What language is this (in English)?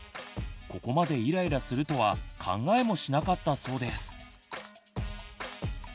Japanese